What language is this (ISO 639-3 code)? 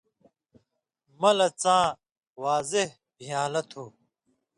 mvy